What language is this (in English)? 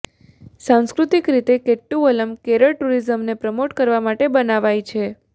Gujarati